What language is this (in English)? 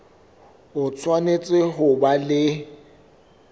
Southern Sotho